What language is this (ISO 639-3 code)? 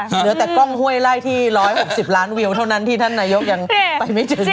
tha